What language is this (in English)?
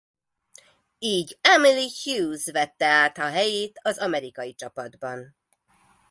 Hungarian